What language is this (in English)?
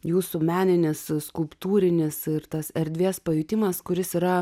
Lithuanian